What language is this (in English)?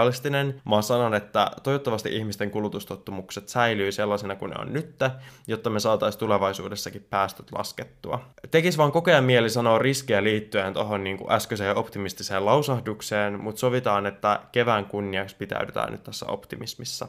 Finnish